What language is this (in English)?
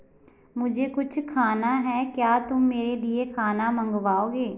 Hindi